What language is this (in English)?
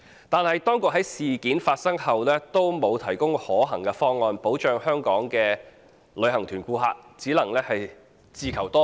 Cantonese